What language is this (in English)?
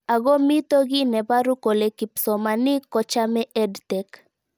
Kalenjin